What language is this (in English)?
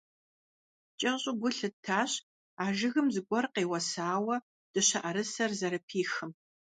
Kabardian